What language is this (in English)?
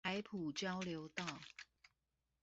Chinese